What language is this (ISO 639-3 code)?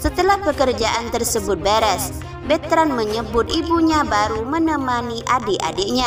ind